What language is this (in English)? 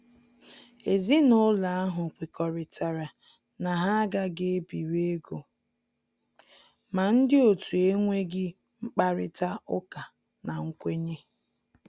Igbo